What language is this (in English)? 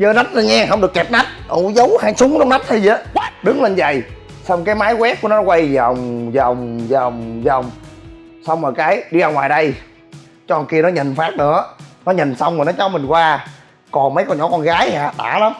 Vietnamese